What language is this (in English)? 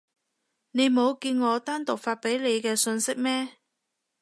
Cantonese